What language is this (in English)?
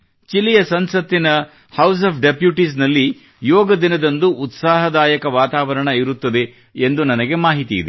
Kannada